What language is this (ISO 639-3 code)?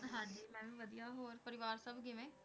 pan